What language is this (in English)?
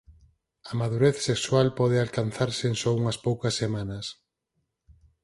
Galician